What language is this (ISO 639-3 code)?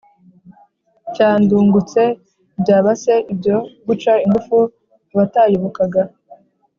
kin